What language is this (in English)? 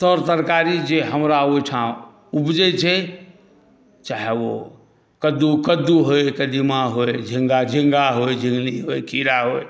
Maithili